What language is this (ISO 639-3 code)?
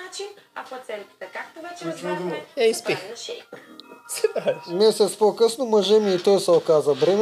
bul